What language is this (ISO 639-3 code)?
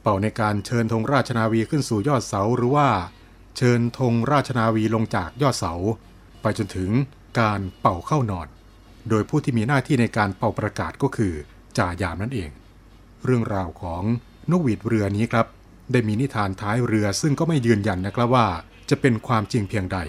tha